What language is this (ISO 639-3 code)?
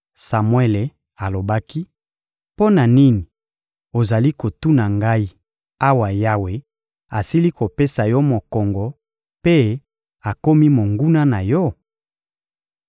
lin